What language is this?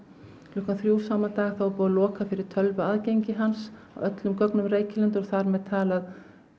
Icelandic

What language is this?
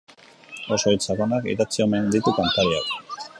Basque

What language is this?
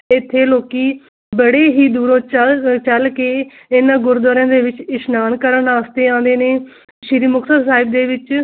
Punjabi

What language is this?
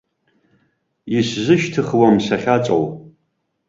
Abkhazian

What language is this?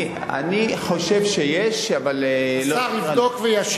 Hebrew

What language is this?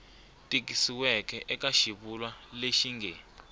Tsonga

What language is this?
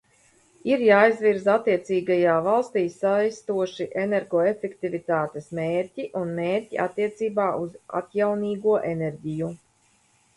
Latvian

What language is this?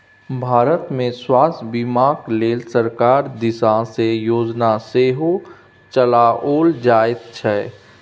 Maithili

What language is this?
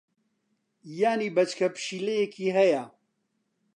Central Kurdish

